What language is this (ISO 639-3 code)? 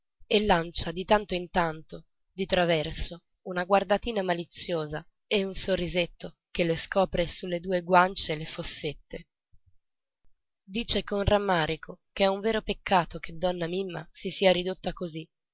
ita